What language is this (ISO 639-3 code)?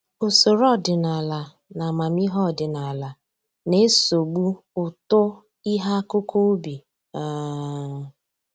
ibo